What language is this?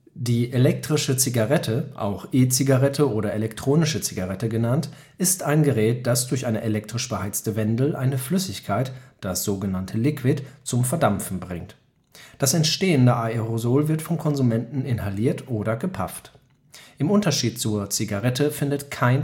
German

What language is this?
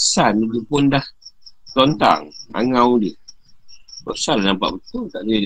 Malay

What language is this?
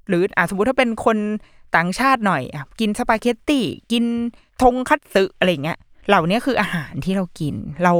Thai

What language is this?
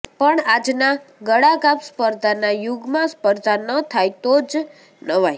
Gujarati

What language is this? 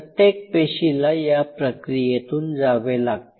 Marathi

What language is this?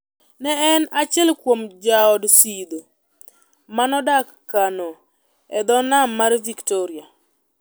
Luo (Kenya and Tanzania)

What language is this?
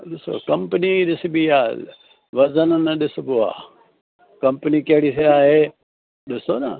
Sindhi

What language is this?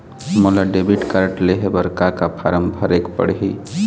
Chhattisgarhi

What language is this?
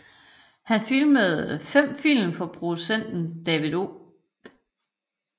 Danish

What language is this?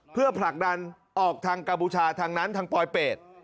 Thai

